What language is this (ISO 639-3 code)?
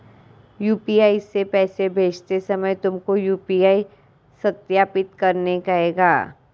hin